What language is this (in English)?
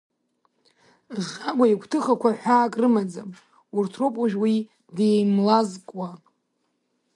Abkhazian